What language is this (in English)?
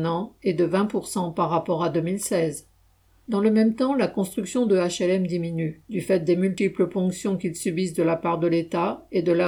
French